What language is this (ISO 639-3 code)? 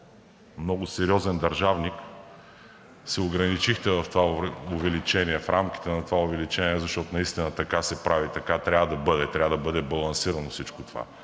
bul